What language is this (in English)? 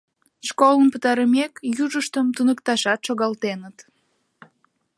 Mari